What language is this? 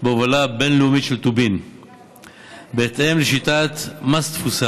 Hebrew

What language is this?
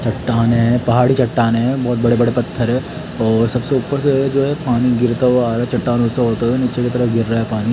Hindi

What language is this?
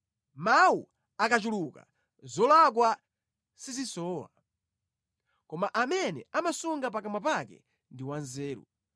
Nyanja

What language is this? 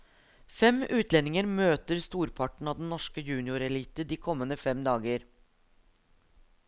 Norwegian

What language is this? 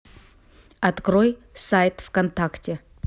Russian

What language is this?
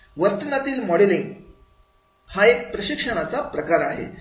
Marathi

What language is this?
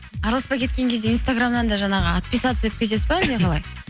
Kazakh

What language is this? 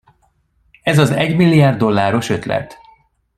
Hungarian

